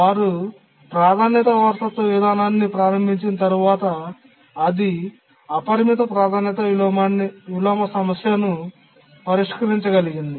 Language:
Telugu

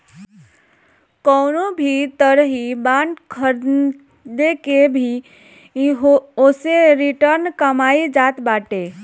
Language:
Bhojpuri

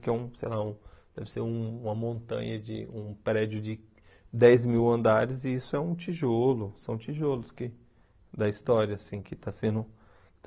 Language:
Portuguese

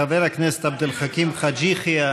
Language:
Hebrew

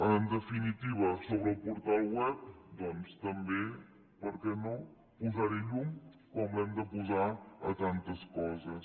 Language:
Catalan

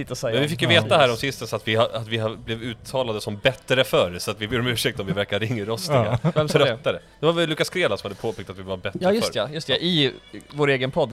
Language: Swedish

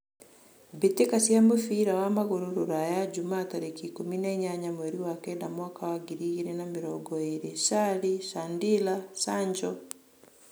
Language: Kikuyu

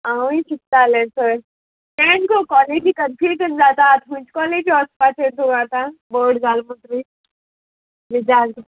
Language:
Konkani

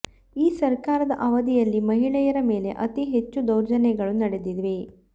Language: Kannada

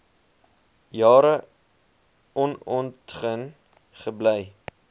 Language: Afrikaans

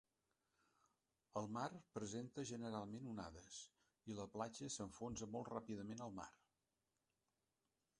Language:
Catalan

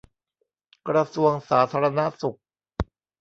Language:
Thai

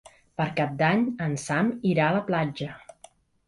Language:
Catalan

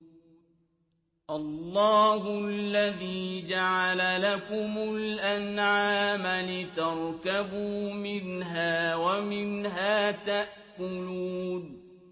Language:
Arabic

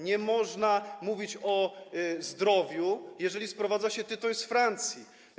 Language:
Polish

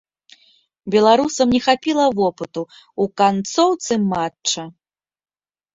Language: Belarusian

